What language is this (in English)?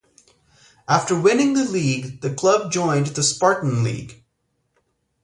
English